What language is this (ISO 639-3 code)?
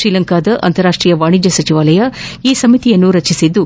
kan